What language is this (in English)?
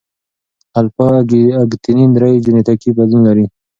Pashto